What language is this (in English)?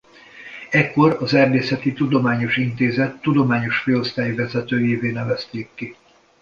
Hungarian